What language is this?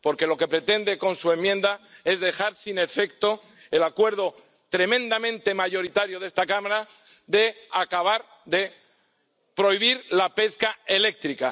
Spanish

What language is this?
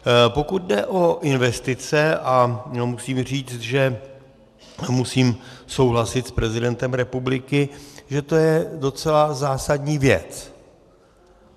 Czech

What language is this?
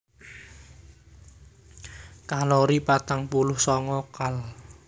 Javanese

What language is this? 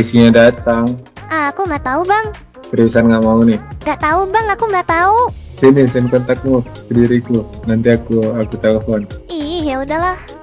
Indonesian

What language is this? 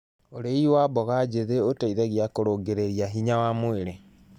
Kikuyu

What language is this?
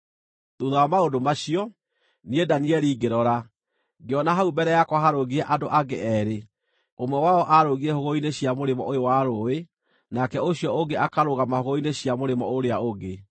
Kikuyu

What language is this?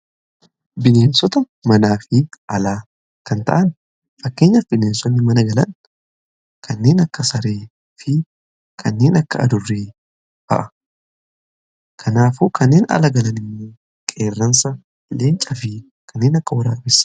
Oromo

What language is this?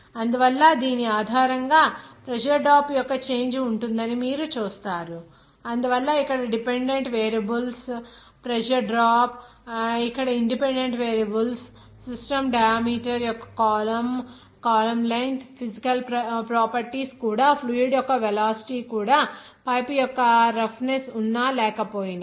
Telugu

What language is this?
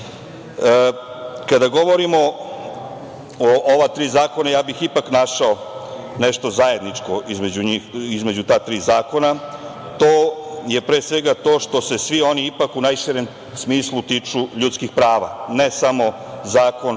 Serbian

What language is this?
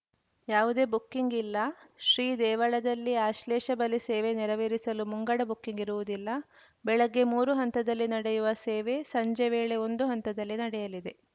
Kannada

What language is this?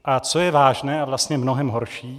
Czech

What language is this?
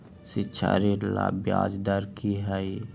Magahi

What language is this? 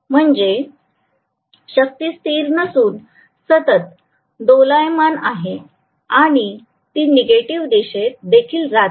Marathi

